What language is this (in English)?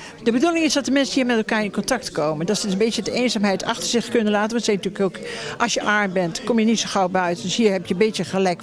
Dutch